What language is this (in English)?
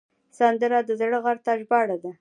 Pashto